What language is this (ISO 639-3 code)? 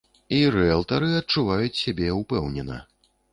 bel